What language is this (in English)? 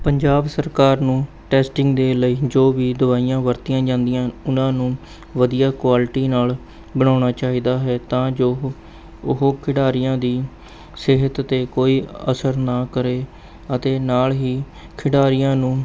Punjabi